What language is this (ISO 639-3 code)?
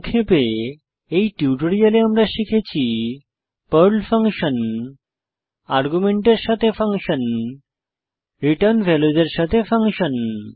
ben